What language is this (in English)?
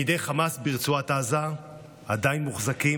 Hebrew